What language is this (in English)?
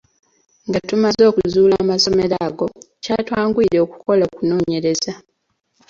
Ganda